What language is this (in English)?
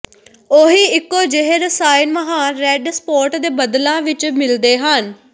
Punjabi